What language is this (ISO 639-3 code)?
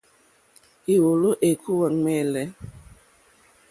bri